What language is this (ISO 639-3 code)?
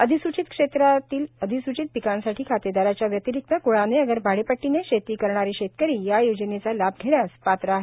mar